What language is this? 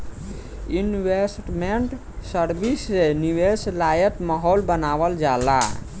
Bhojpuri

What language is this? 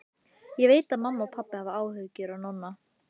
Icelandic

